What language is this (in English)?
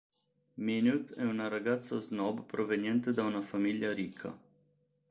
Italian